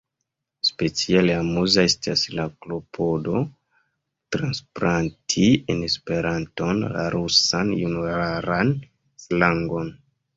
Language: Esperanto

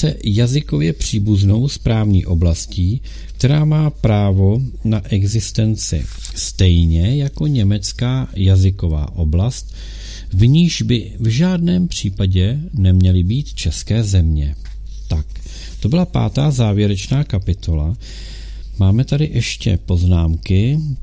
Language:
Czech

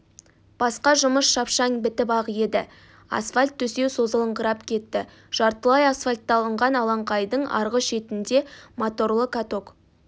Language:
Kazakh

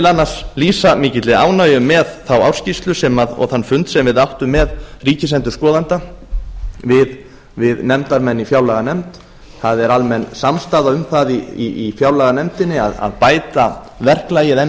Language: Icelandic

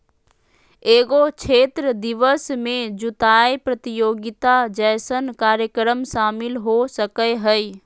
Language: Magahi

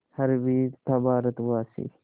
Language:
Hindi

